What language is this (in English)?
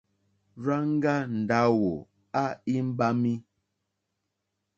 Mokpwe